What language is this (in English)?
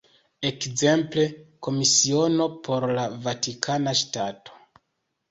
Esperanto